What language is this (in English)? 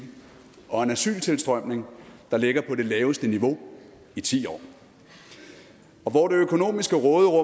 Danish